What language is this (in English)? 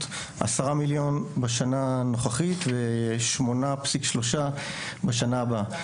Hebrew